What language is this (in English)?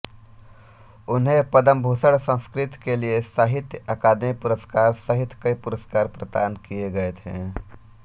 Hindi